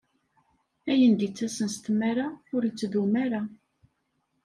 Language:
Kabyle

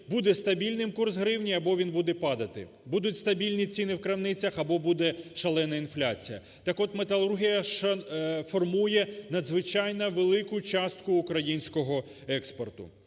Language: Ukrainian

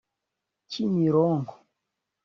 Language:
Kinyarwanda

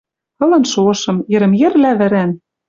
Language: Western Mari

